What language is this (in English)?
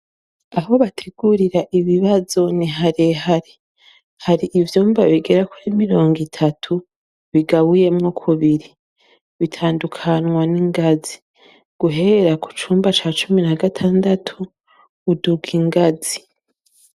Rundi